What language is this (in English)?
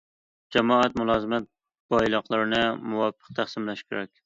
Uyghur